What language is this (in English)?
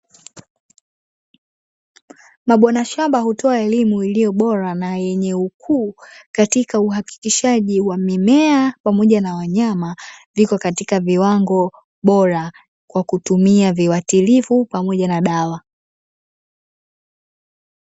Swahili